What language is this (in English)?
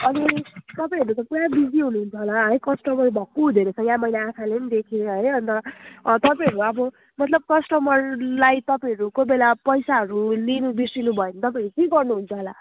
Nepali